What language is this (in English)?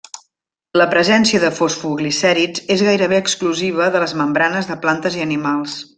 Catalan